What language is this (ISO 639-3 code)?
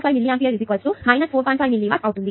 tel